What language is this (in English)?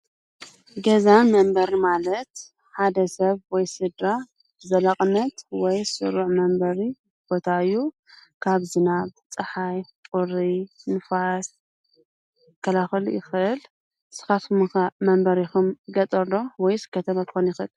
Tigrinya